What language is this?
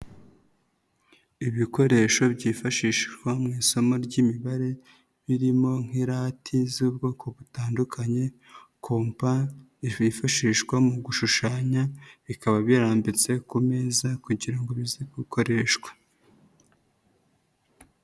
Kinyarwanda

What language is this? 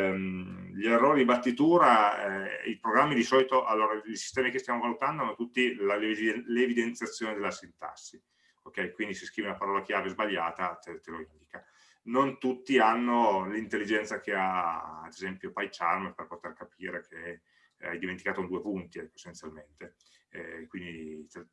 Italian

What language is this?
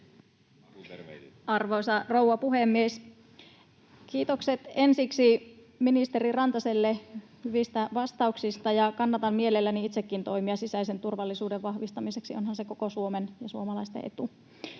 Finnish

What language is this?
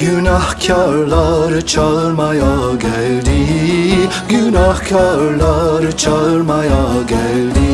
Turkish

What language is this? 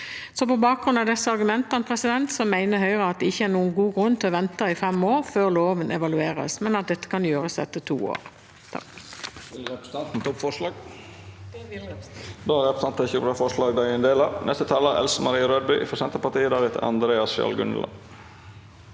Norwegian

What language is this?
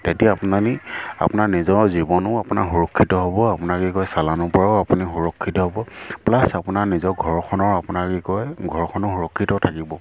Assamese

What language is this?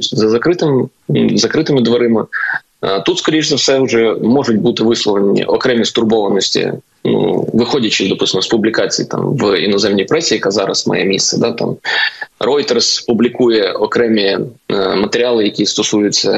Ukrainian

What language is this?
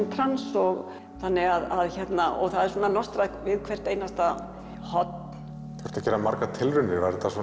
Icelandic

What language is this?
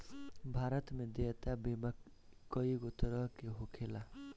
Bhojpuri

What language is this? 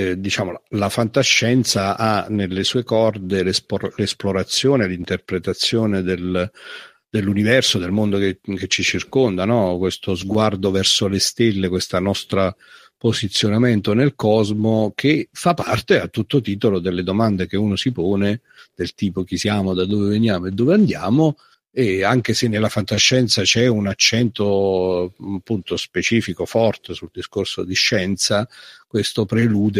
Italian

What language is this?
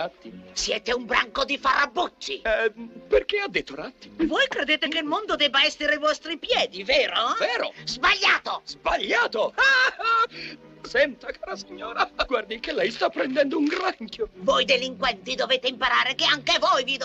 Italian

